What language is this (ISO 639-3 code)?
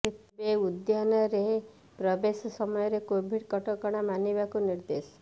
ori